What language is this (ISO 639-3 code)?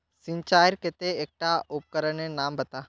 mag